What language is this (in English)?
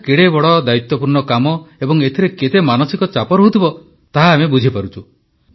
Odia